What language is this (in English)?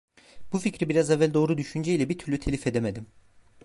Turkish